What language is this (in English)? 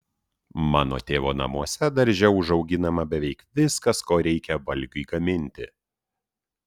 Lithuanian